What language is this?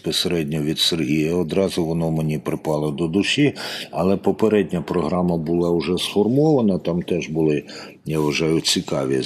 Ukrainian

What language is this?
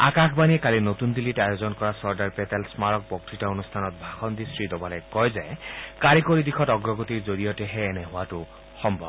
Assamese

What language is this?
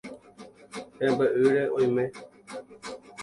Guarani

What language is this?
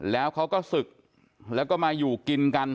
Thai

